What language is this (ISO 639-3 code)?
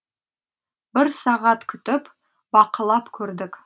kaz